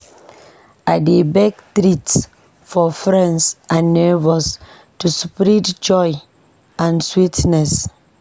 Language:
Nigerian Pidgin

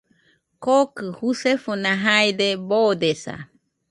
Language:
Nüpode Huitoto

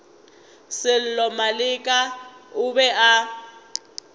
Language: Northern Sotho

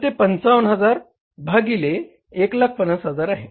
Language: Marathi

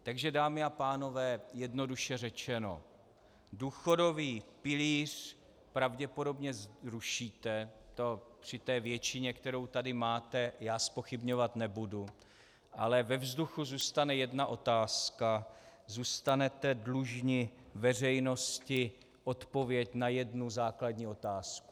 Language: Czech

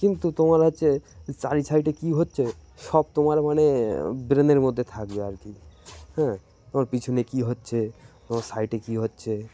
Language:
Bangla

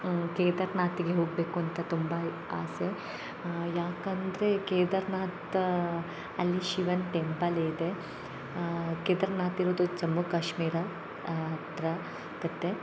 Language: Kannada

